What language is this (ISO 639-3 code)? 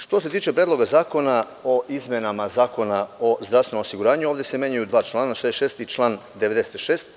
srp